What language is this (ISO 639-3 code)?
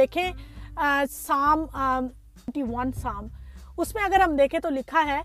urd